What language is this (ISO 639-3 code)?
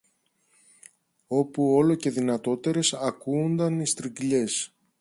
ell